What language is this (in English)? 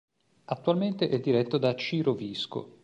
Italian